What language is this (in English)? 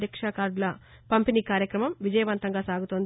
Telugu